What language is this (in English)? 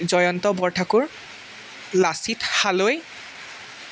Assamese